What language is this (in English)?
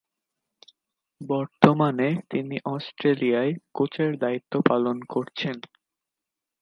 Bangla